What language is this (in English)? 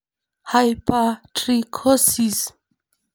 Masai